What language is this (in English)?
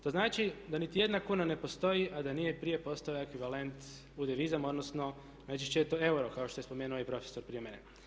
Croatian